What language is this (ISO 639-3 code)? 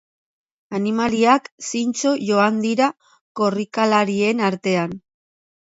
eus